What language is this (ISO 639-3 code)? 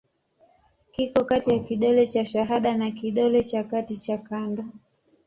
swa